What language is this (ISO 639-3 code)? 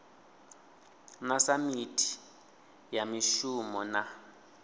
ven